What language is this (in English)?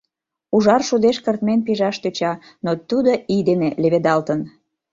Mari